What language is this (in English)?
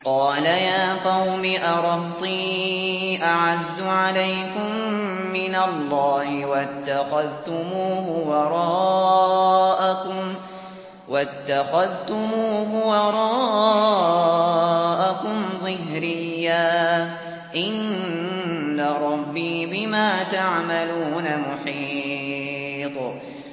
Arabic